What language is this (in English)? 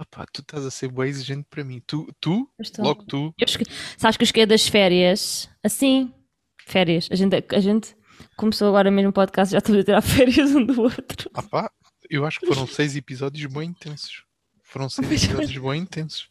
Portuguese